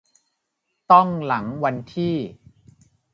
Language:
Thai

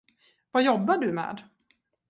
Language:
Swedish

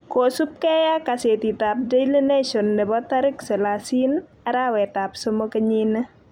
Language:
Kalenjin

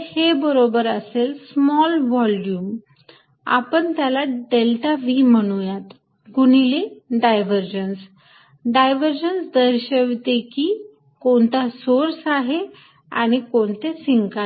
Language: Marathi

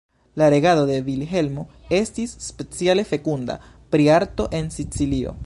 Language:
Esperanto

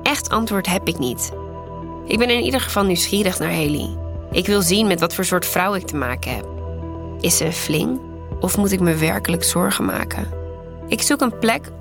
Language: Dutch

